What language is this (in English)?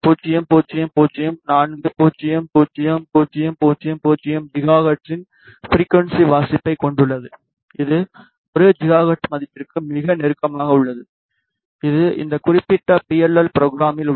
Tamil